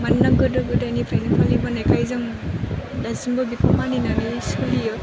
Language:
Bodo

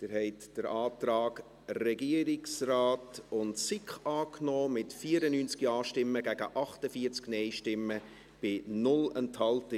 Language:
Swiss German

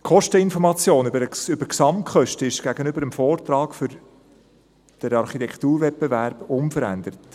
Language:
Swiss German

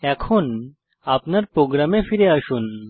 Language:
Bangla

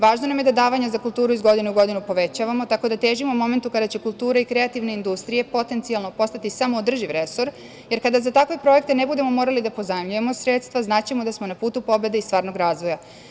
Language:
Serbian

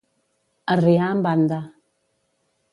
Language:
Catalan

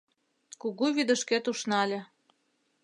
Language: Mari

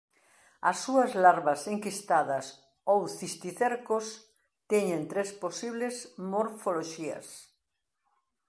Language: Galician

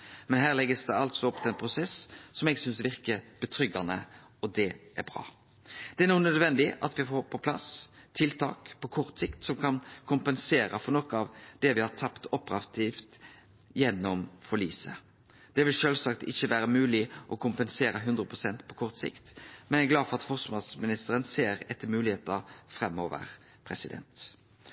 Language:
Norwegian Nynorsk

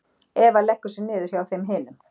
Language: Icelandic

